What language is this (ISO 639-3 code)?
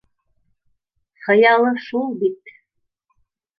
bak